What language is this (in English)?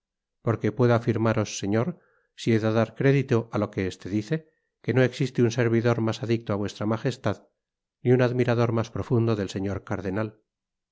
Spanish